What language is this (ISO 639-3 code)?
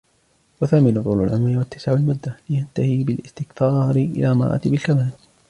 ara